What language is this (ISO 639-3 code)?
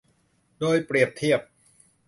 tha